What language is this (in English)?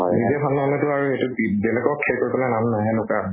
Assamese